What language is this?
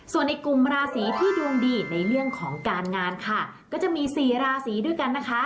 Thai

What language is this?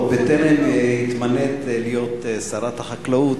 Hebrew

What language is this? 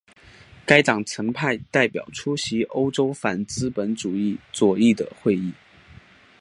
Chinese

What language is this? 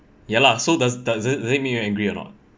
English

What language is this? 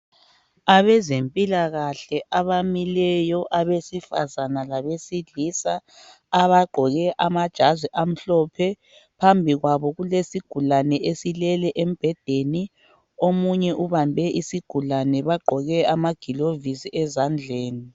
North Ndebele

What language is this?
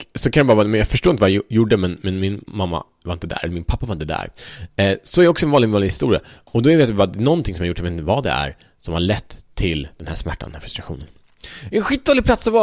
Swedish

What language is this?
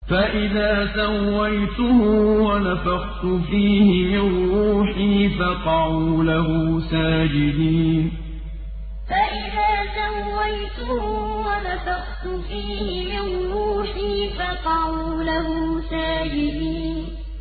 Arabic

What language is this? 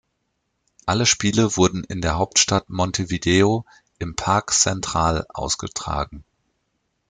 German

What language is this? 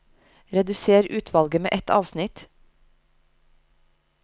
Norwegian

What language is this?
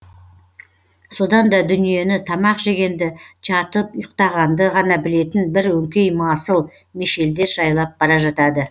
Kazakh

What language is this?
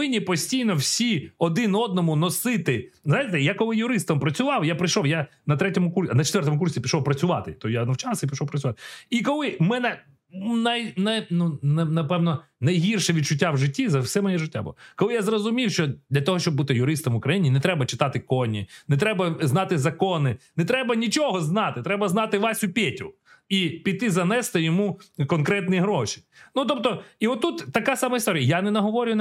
Ukrainian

